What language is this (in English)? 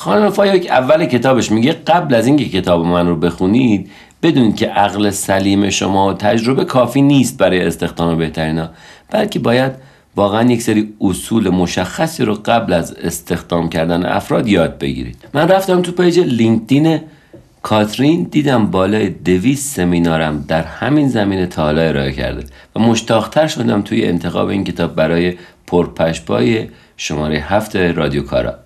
Persian